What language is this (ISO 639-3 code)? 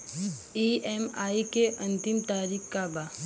bho